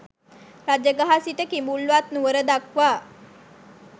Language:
Sinhala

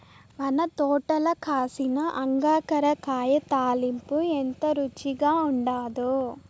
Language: Telugu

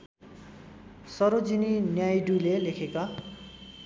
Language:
Nepali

